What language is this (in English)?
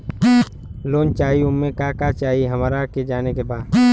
Bhojpuri